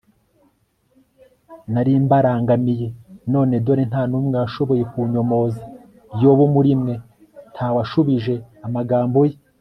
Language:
Kinyarwanda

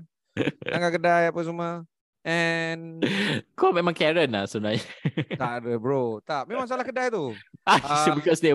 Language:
Malay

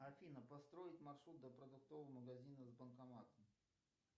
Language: Russian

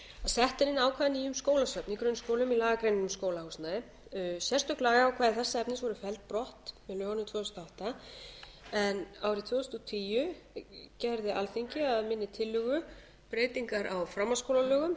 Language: Icelandic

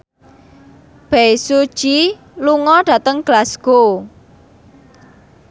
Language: Javanese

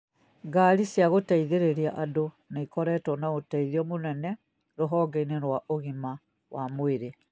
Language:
Kikuyu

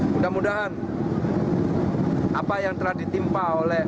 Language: Indonesian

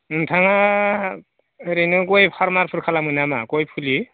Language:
Bodo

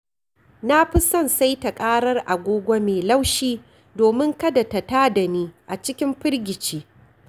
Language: Hausa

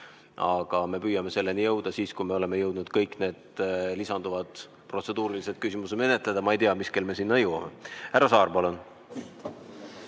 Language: Estonian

